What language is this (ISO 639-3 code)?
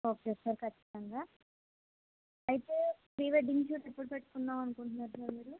tel